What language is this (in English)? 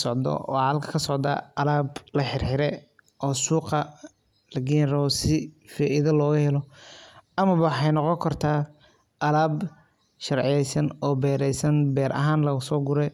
Somali